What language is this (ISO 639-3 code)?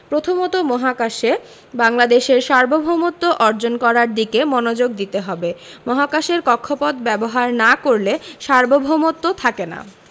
ben